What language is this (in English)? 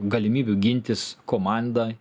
Lithuanian